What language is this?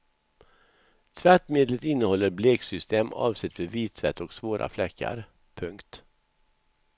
Swedish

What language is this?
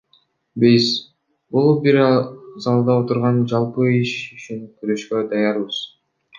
Kyrgyz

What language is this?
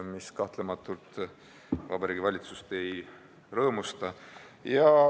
Estonian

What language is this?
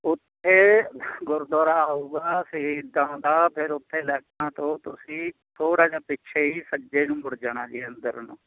Punjabi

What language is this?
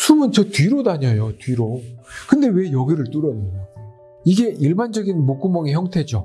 Korean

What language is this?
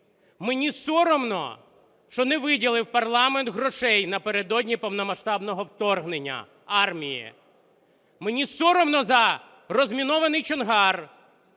Ukrainian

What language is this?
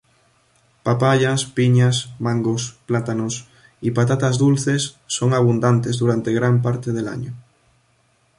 Spanish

